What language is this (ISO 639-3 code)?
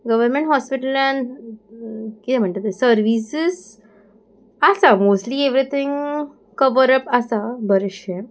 kok